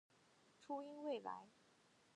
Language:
Chinese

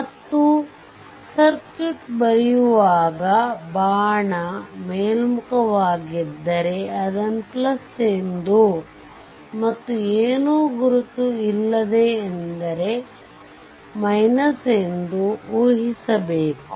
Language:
Kannada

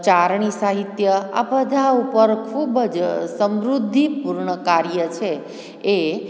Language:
Gujarati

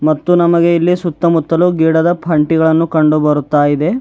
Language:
Kannada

